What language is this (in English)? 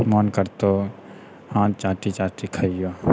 Maithili